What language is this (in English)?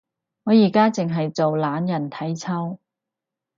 Cantonese